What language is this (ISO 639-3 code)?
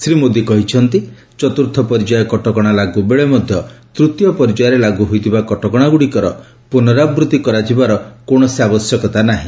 ori